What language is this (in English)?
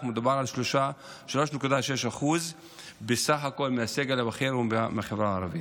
Hebrew